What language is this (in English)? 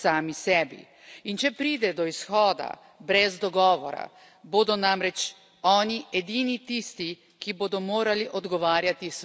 Slovenian